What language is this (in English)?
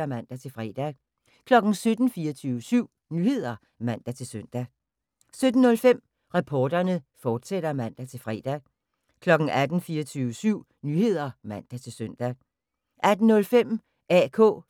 Danish